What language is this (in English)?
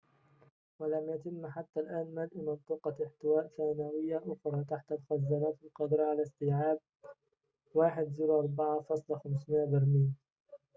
Arabic